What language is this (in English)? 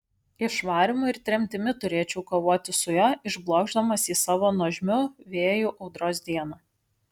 Lithuanian